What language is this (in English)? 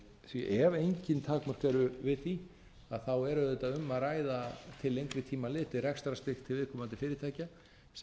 Icelandic